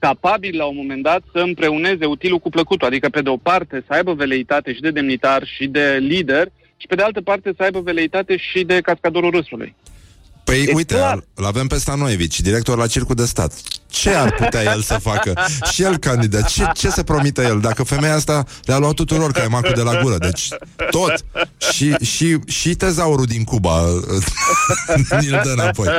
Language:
Romanian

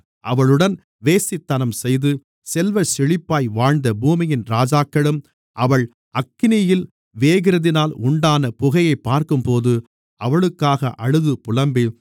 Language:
Tamil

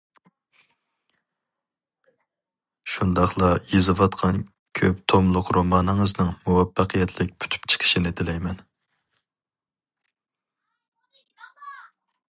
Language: Uyghur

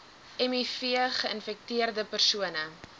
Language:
Afrikaans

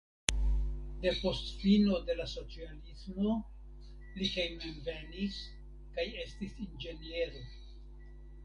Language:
Esperanto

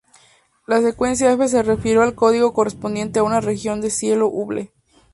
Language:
Spanish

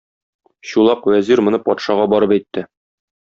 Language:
Tatar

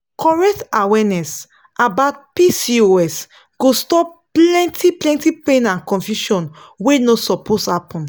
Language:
Nigerian Pidgin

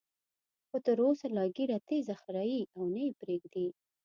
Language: Pashto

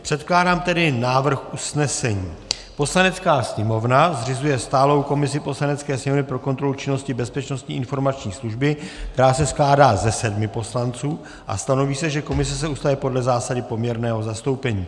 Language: Czech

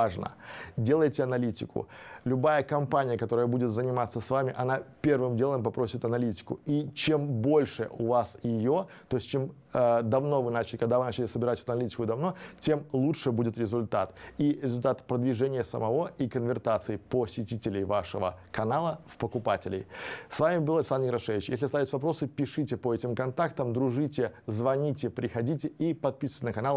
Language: Russian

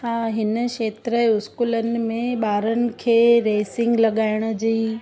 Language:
Sindhi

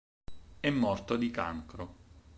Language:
Italian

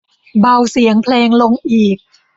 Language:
Thai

